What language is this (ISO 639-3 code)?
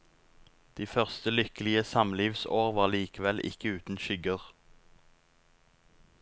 nor